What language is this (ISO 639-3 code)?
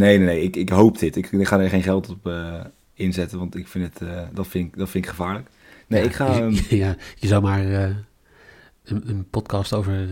nld